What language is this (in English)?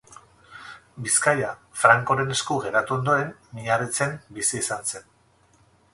Basque